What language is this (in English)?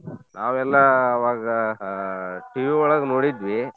Kannada